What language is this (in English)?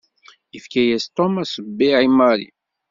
Kabyle